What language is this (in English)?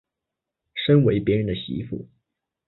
Chinese